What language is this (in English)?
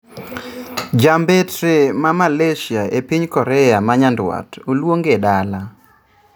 Luo (Kenya and Tanzania)